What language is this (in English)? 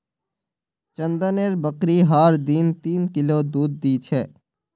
Magahi